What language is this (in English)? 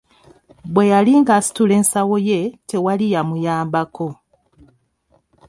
Ganda